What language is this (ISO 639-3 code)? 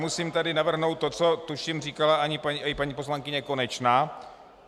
ces